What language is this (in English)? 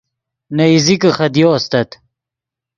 Yidgha